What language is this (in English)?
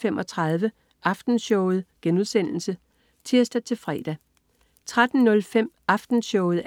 Danish